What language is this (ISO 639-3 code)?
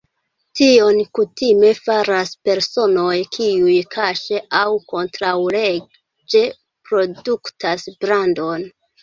epo